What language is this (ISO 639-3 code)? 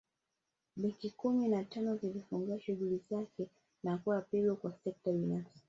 swa